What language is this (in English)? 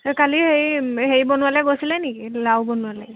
Assamese